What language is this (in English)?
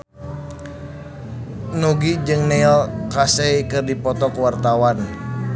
Sundanese